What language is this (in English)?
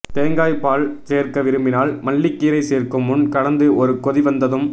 Tamil